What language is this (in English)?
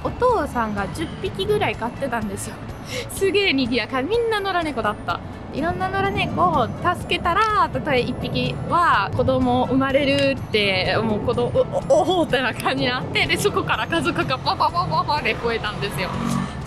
Japanese